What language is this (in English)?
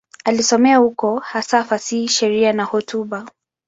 Swahili